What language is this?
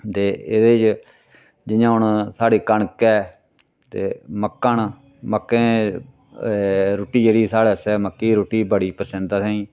Dogri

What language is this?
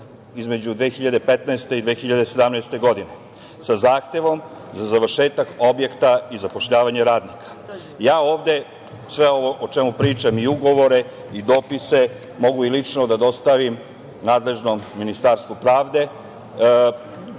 Serbian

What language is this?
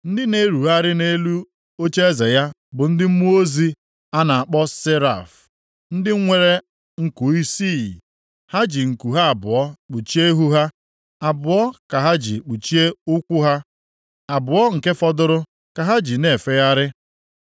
Igbo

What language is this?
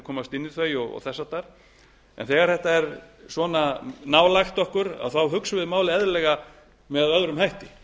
Icelandic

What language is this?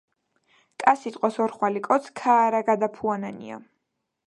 Georgian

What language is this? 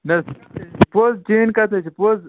Kashmiri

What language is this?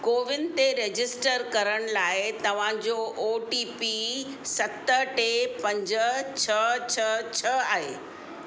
Sindhi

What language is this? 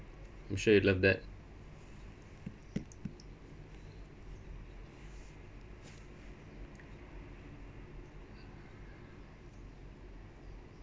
English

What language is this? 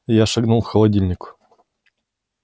Russian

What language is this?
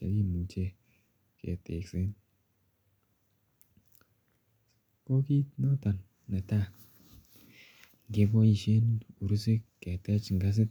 Kalenjin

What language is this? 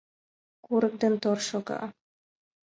Mari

